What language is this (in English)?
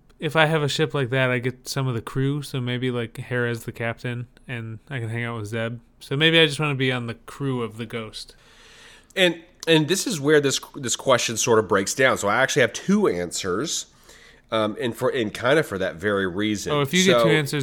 English